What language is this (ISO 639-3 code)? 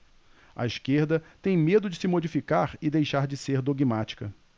por